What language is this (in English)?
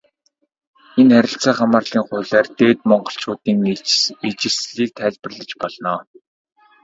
Mongolian